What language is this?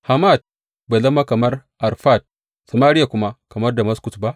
Hausa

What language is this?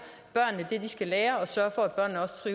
Danish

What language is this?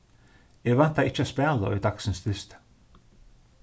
Faroese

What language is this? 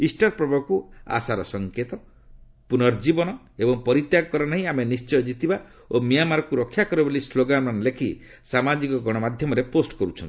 Odia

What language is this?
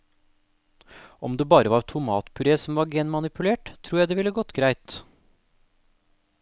Norwegian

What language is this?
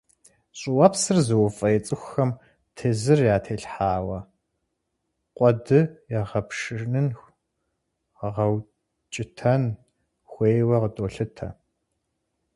Kabardian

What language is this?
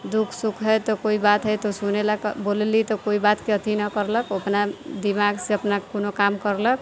Maithili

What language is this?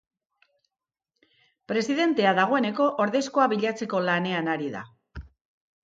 Basque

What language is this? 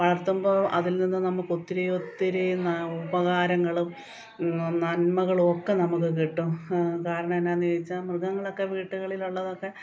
Malayalam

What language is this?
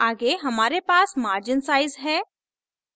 Hindi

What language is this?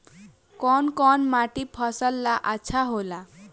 Bhojpuri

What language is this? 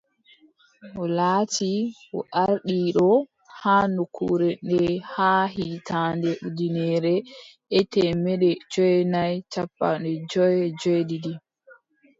Adamawa Fulfulde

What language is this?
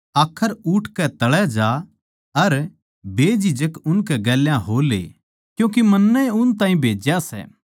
Haryanvi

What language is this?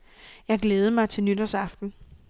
Danish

